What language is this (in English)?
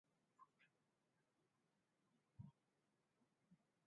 Swahili